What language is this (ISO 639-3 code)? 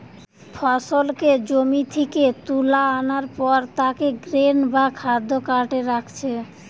ben